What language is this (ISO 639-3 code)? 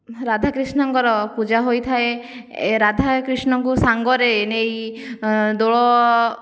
ori